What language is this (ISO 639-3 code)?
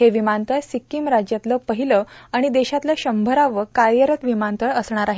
mar